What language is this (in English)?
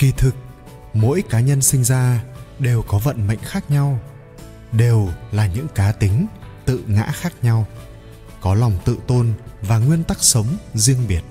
Vietnamese